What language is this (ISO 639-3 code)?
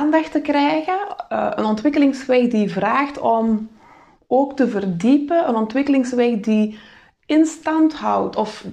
nld